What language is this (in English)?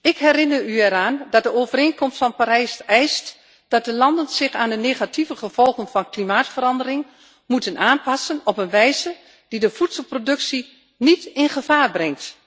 Dutch